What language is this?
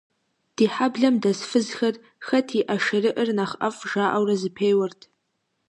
Kabardian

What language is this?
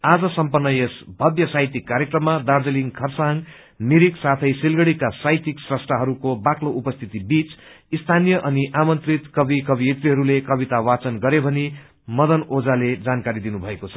Nepali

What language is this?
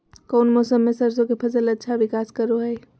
Magahi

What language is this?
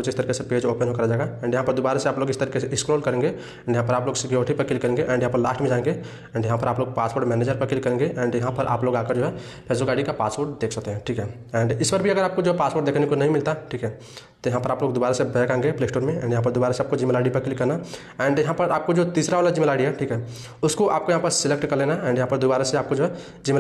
Hindi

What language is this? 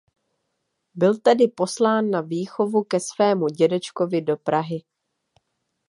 Czech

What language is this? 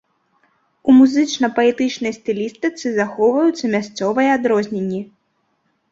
Belarusian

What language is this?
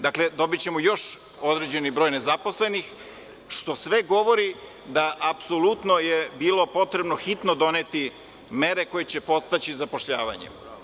Serbian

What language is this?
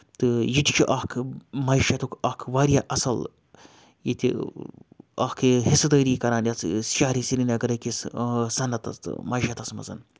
Kashmiri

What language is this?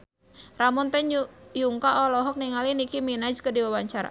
Sundanese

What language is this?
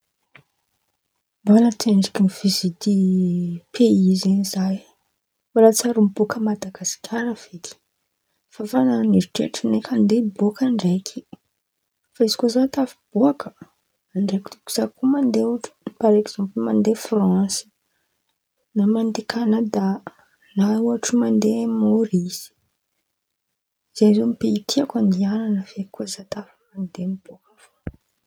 Antankarana Malagasy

